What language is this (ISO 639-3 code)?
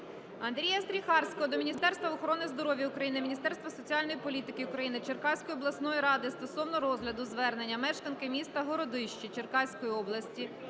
ukr